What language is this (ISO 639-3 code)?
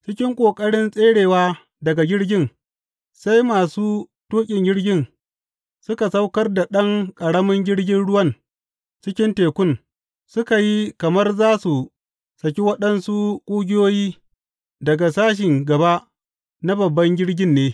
hau